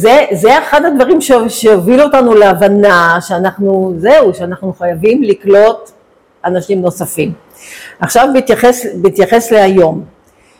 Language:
Hebrew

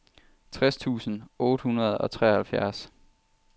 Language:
Danish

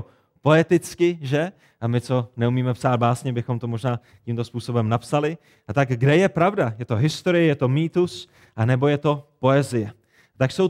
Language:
Czech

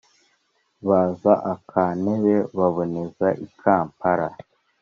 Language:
Kinyarwanda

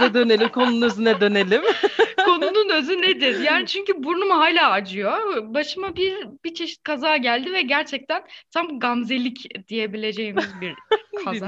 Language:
Turkish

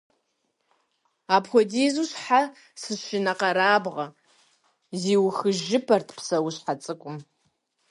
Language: Kabardian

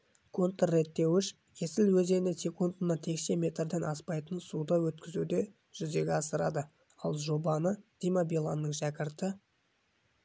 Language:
Kazakh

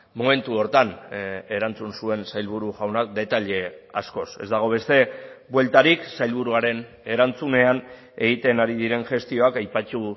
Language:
Basque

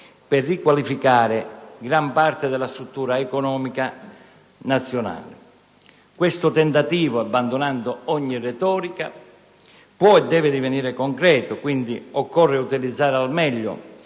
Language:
Italian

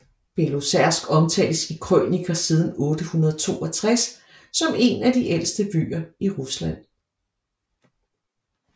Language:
Danish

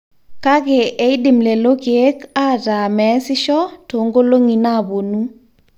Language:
Masai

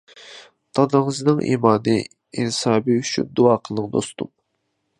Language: Uyghur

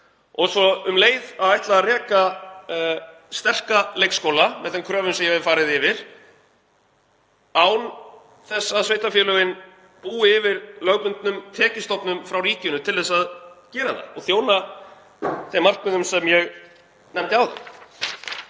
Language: Icelandic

